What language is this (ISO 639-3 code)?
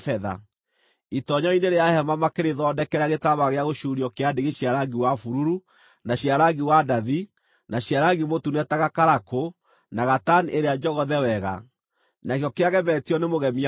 kik